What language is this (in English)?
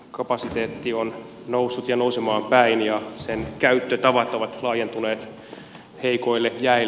Finnish